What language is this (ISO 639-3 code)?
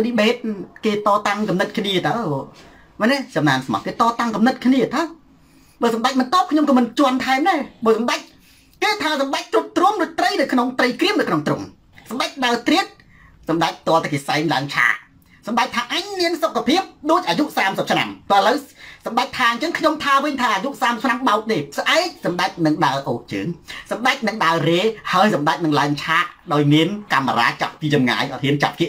tha